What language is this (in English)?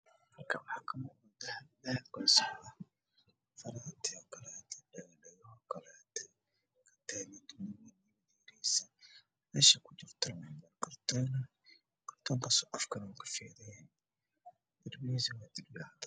Somali